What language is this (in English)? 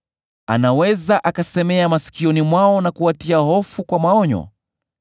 Swahili